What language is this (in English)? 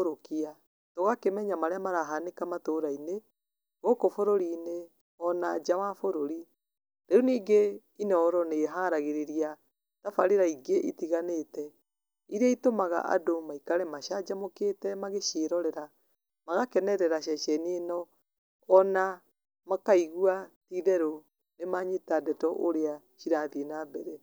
Kikuyu